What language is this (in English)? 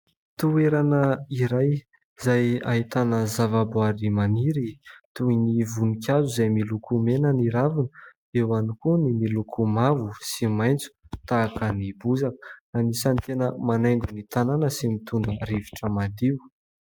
Malagasy